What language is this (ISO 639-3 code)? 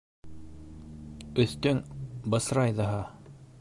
bak